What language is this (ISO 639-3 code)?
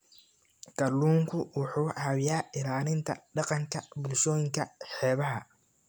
som